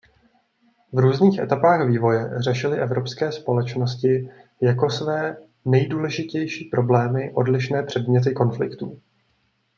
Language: Czech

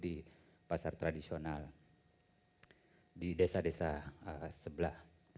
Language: Indonesian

